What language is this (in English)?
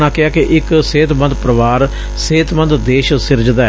Punjabi